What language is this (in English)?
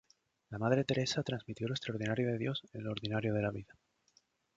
Spanish